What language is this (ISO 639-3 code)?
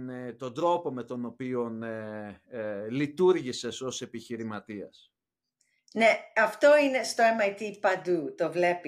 ell